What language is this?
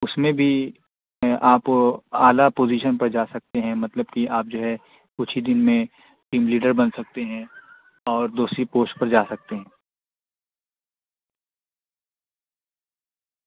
Urdu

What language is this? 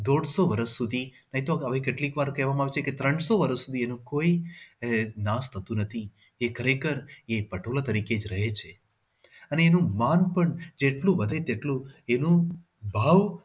Gujarati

